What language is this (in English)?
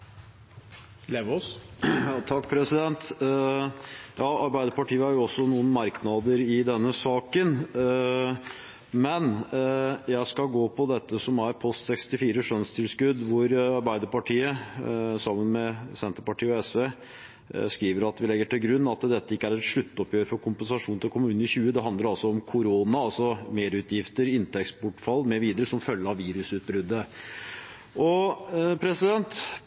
Norwegian Bokmål